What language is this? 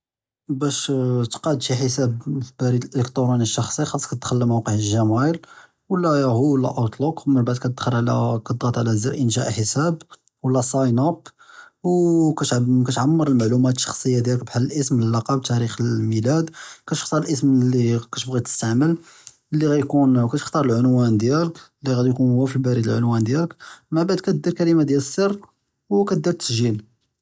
Judeo-Arabic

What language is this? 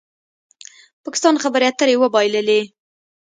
Pashto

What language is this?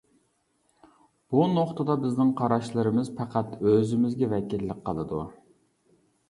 Uyghur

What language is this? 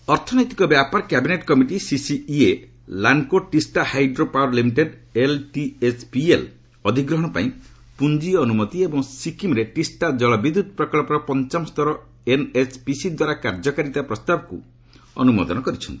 Odia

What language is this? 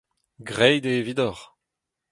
Breton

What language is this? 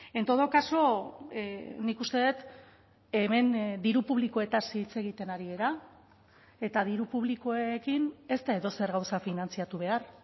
Basque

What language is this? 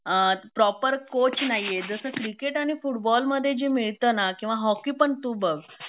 Marathi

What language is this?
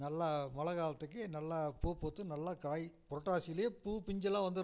Tamil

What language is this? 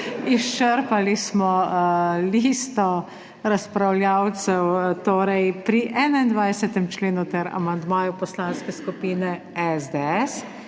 Slovenian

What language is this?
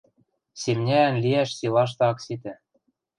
Western Mari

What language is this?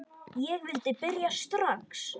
Icelandic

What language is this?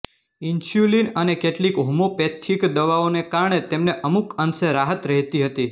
Gujarati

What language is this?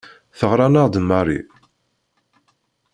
Kabyle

